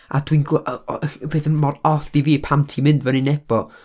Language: Welsh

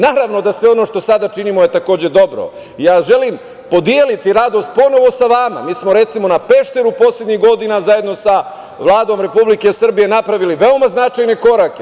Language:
Serbian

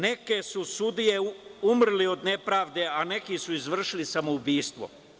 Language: Serbian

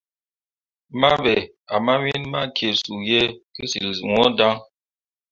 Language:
Mundang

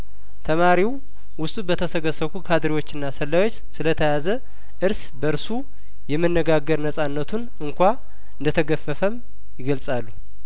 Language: Amharic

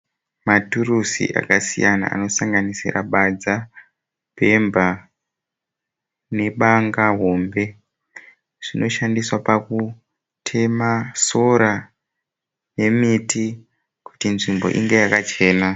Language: Shona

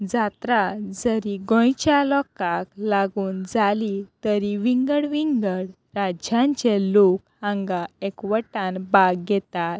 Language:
Konkani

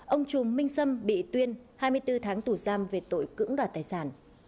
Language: Vietnamese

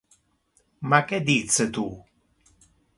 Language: Interlingua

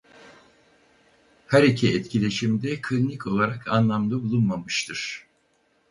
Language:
Turkish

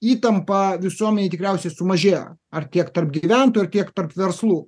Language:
Lithuanian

